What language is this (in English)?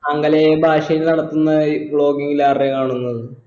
Malayalam